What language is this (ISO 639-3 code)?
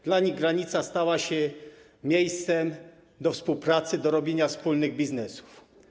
pol